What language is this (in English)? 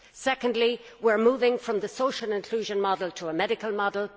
English